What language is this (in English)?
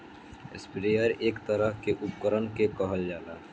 Bhojpuri